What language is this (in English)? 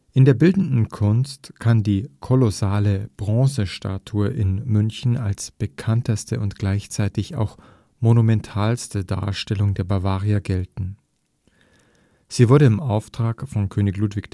German